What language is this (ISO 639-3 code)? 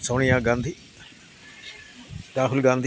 mal